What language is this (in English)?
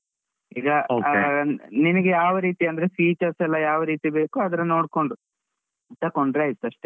Kannada